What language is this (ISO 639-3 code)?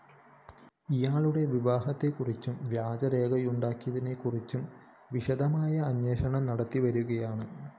mal